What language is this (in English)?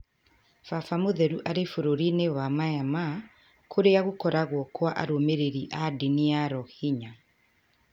Kikuyu